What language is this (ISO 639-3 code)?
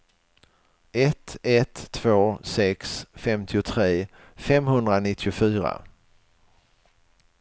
swe